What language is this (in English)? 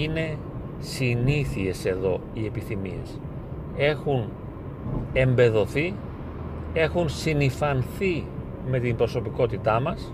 Greek